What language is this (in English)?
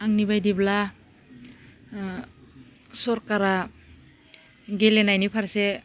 Bodo